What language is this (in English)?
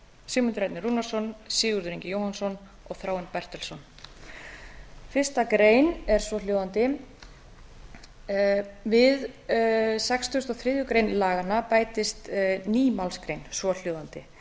Icelandic